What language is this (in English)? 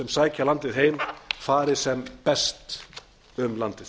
Icelandic